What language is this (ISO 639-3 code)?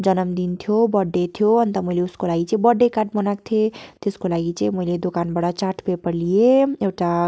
nep